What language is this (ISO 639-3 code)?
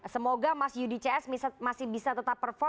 ind